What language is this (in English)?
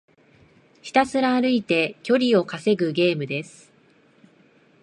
Japanese